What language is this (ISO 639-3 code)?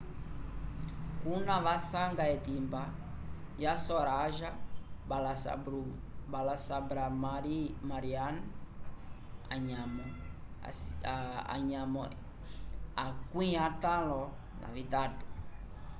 umb